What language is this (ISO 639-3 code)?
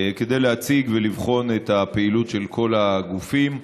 heb